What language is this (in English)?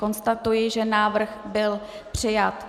Czech